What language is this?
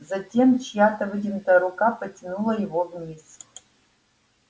Russian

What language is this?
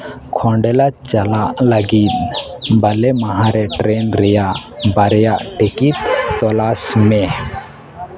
Santali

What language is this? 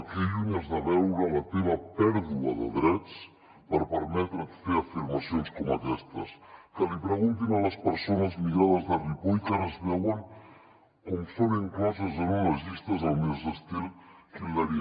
Catalan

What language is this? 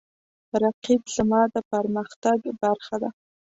Pashto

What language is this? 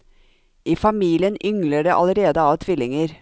Norwegian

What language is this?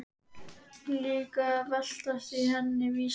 Icelandic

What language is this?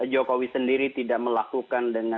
Indonesian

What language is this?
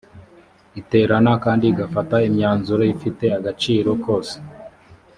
Kinyarwanda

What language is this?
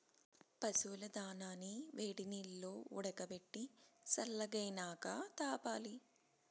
Telugu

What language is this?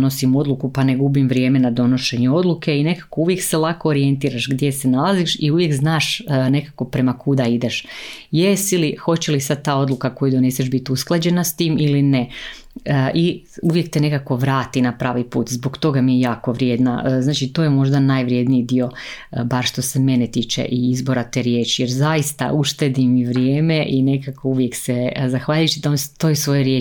Croatian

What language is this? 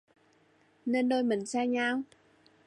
Vietnamese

